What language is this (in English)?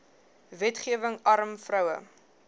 Afrikaans